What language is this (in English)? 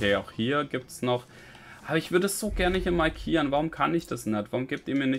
German